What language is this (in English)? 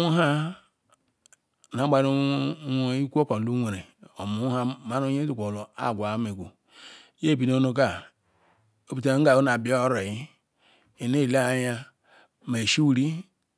Ikwere